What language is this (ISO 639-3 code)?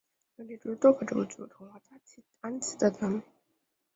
zho